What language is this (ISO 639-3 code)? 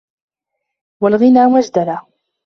ara